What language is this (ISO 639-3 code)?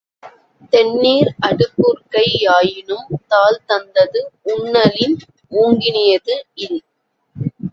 tam